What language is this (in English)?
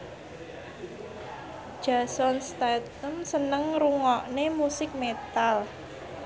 Javanese